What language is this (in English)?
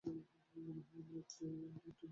Bangla